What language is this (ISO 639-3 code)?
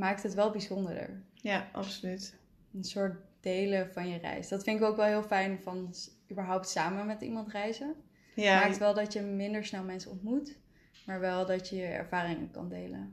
nld